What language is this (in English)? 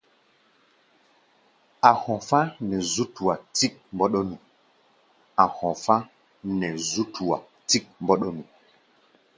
Gbaya